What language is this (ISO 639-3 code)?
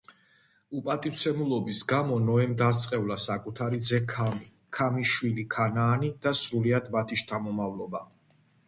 kat